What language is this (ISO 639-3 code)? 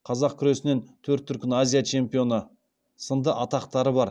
kaz